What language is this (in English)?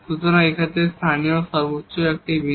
Bangla